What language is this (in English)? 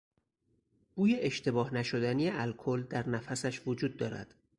Persian